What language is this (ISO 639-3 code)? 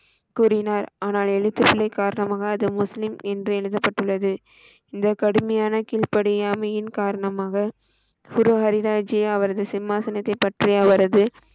tam